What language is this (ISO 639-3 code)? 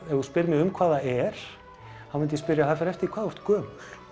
isl